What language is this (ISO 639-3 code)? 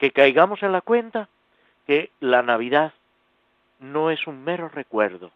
spa